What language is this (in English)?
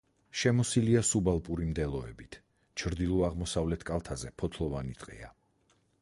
Georgian